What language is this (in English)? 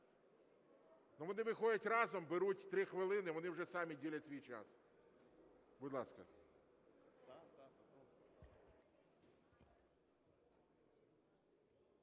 Ukrainian